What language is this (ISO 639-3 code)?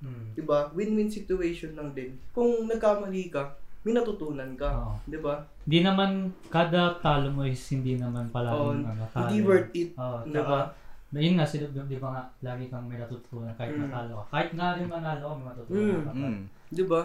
fil